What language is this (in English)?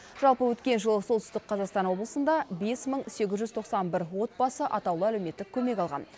Kazakh